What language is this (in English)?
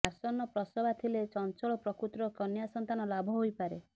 Odia